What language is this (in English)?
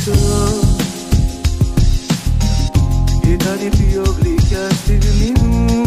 Greek